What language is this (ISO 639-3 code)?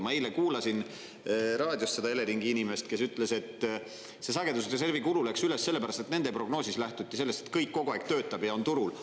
est